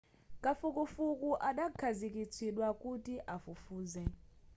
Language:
Nyanja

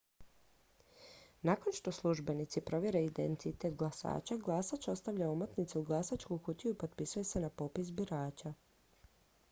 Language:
Croatian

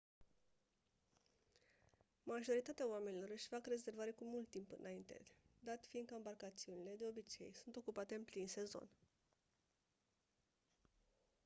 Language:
Romanian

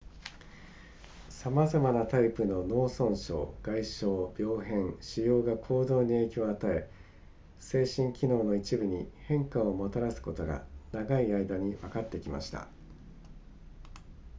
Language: Japanese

